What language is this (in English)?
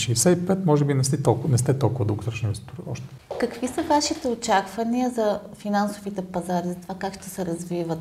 Bulgarian